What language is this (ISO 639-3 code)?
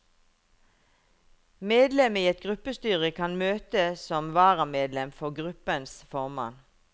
nor